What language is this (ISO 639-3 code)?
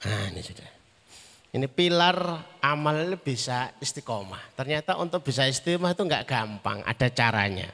ind